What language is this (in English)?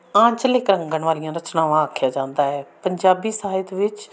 Punjabi